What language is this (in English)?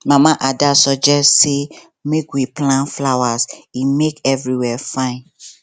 Nigerian Pidgin